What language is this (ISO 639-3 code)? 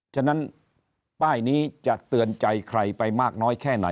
tha